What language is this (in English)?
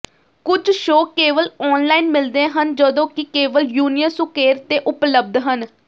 Punjabi